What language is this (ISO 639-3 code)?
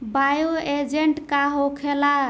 bho